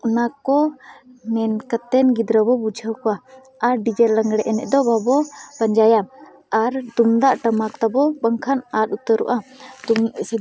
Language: Santali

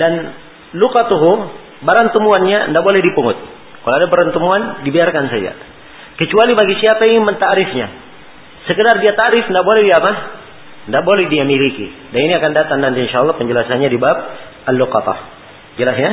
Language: Malay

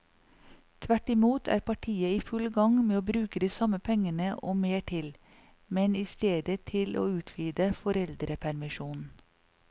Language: Norwegian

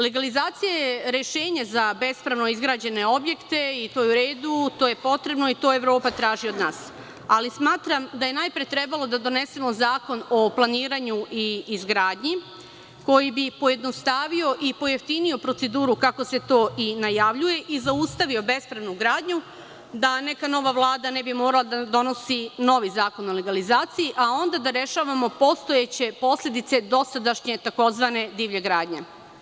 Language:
Serbian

